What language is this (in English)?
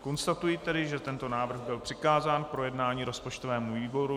Czech